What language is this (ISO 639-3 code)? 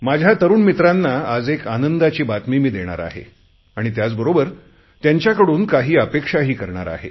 mar